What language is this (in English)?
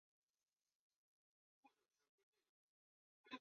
Chinese